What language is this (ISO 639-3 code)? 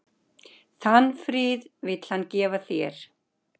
isl